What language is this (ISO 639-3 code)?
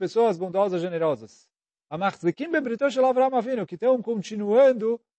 por